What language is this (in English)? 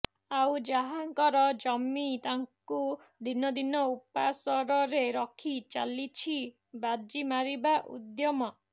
Odia